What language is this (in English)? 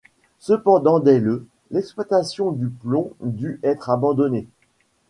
French